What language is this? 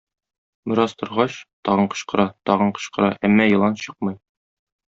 Tatar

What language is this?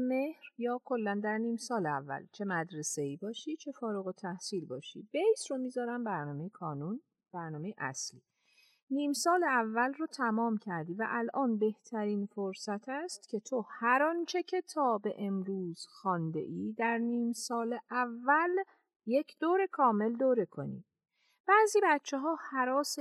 Persian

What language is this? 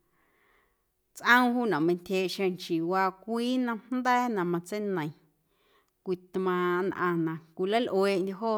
Guerrero Amuzgo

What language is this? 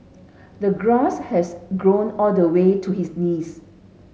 English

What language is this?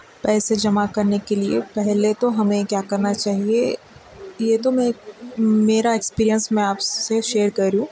Urdu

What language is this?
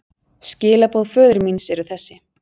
Icelandic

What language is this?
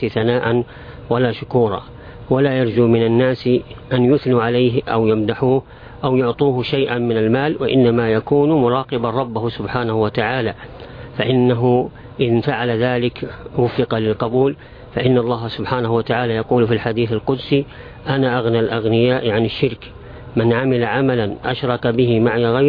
Arabic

